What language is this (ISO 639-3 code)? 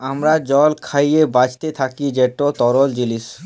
ben